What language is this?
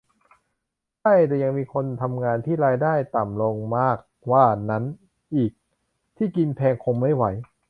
Thai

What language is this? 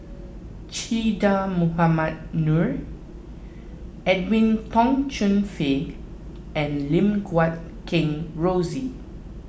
English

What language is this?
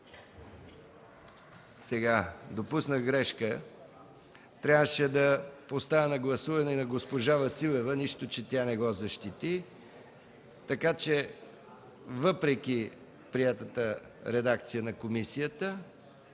Bulgarian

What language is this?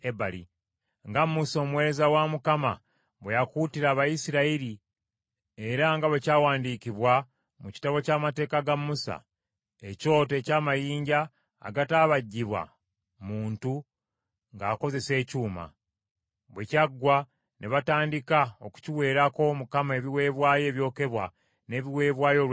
Ganda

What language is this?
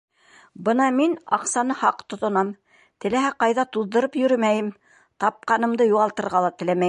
Bashkir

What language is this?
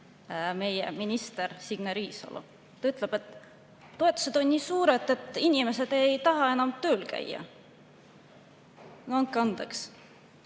Estonian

